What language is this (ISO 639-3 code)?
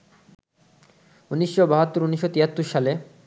ben